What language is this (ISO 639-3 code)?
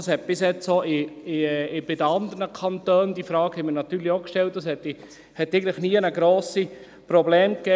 gsw